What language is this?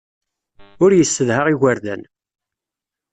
Kabyle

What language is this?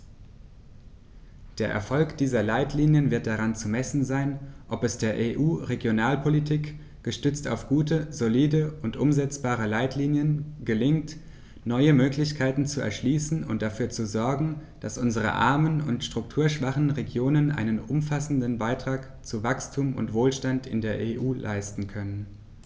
German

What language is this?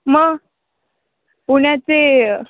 Marathi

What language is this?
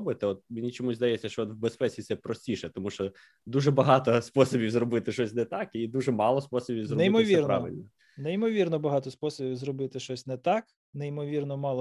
Ukrainian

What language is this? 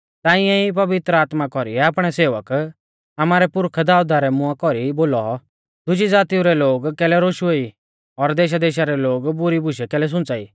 Mahasu Pahari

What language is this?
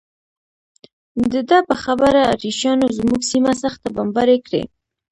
Pashto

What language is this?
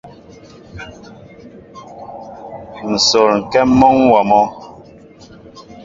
Mbo (Cameroon)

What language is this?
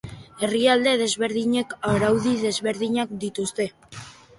Basque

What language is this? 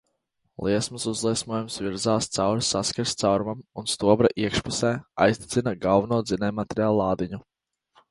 Latvian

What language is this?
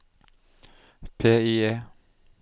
Norwegian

